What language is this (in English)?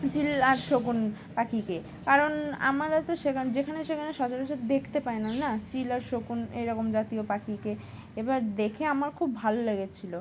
Bangla